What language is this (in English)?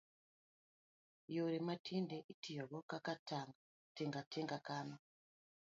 Luo (Kenya and Tanzania)